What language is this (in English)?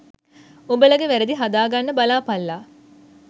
Sinhala